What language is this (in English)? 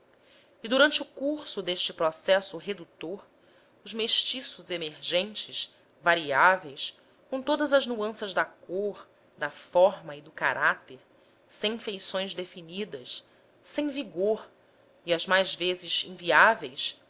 Portuguese